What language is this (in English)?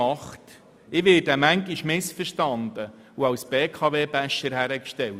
Swiss German